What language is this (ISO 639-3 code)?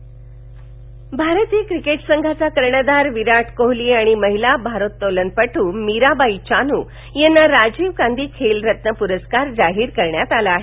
mar